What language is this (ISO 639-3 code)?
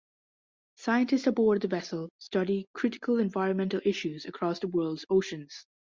eng